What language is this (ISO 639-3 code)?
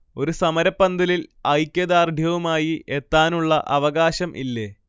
mal